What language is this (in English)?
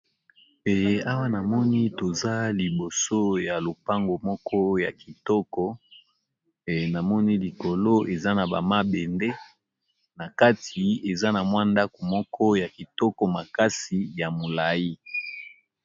Lingala